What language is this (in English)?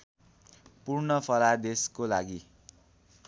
Nepali